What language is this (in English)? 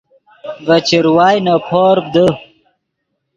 Yidgha